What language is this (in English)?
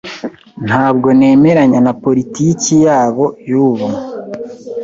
Kinyarwanda